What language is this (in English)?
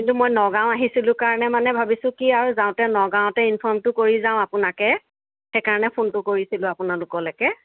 Assamese